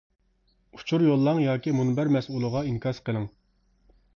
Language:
Uyghur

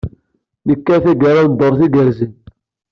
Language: Kabyle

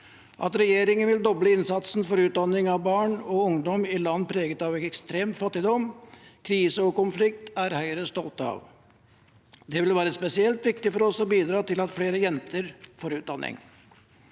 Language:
Norwegian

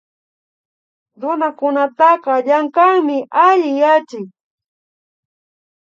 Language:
Imbabura Highland Quichua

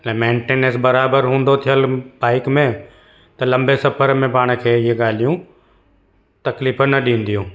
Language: Sindhi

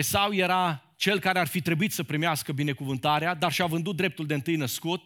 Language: Romanian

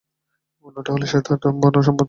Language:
Bangla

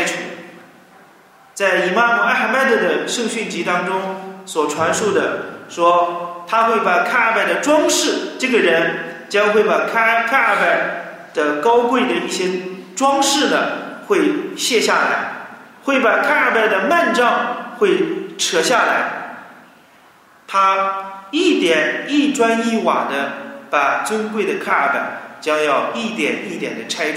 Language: Chinese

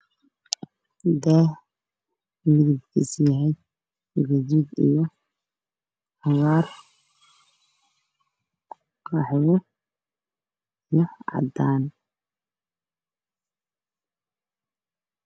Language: Somali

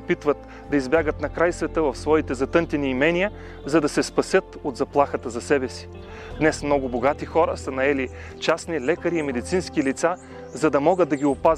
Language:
Bulgarian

